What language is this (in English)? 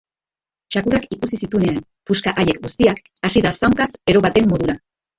Basque